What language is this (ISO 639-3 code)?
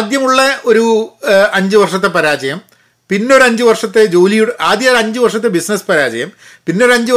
mal